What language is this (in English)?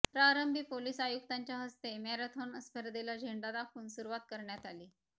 Marathi